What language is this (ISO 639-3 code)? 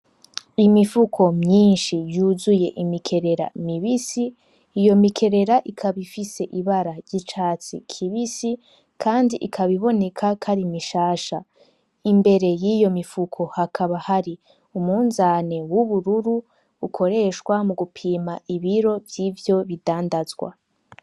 run